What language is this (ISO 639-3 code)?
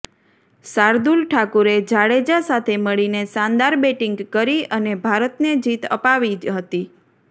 guj